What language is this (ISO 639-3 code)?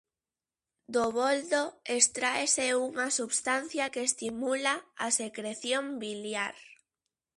glg